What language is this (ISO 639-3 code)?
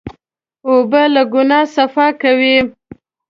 pus